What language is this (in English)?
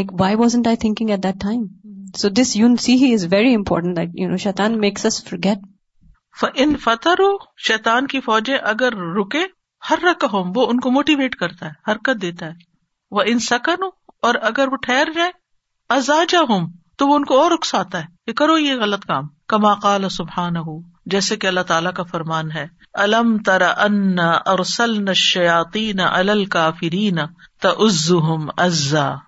Urdu